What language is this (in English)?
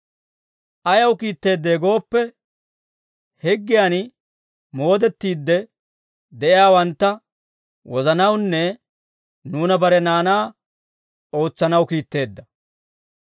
Dawro